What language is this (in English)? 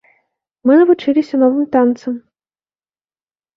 Belarusian